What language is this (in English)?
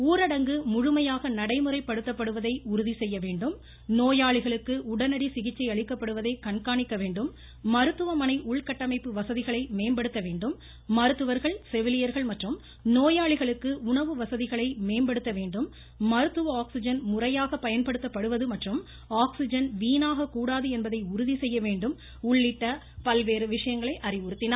Tamil